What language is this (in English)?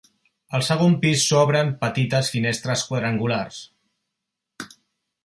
Catalan